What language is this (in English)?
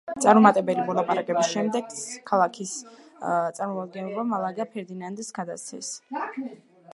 Georgian